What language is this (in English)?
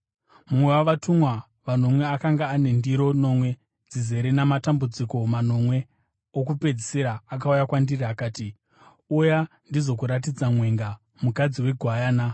Shona